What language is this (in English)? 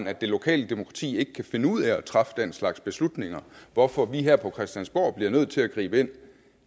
Danish